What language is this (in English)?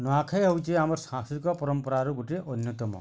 Odia